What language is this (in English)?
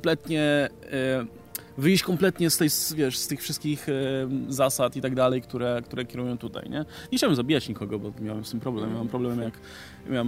Polish